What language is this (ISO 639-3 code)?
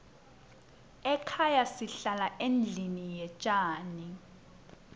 ssw